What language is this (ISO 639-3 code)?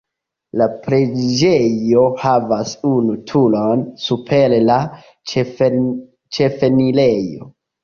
epo